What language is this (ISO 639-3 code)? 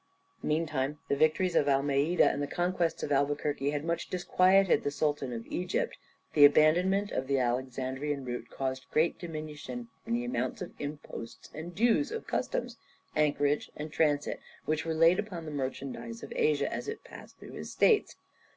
eng